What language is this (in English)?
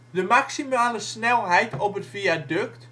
Dutch